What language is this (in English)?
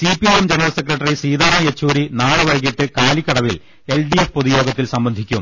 Malayalam